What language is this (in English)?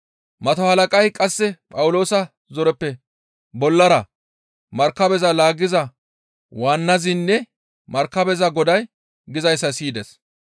Gamo